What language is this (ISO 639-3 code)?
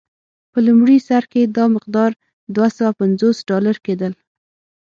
pus